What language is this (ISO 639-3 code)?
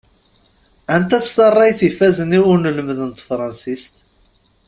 kab